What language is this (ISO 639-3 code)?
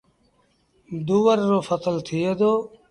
sbn